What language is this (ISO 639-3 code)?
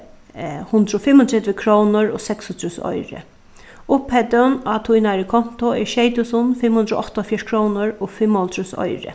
fao